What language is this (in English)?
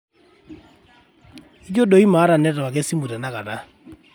Masai